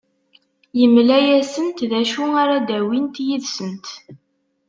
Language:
Kabyle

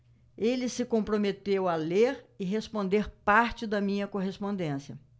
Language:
Portuguese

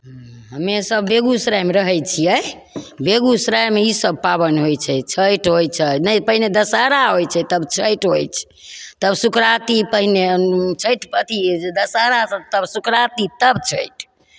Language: Maithili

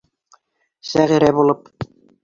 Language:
Bashkir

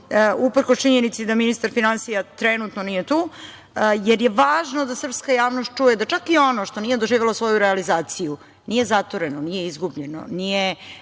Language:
Serbian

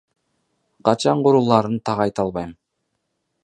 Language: Kyrgyz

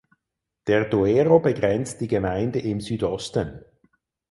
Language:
German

